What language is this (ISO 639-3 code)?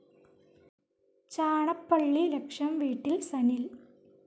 mal